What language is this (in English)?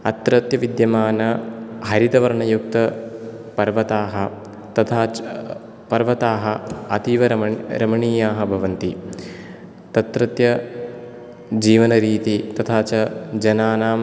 Sanskrit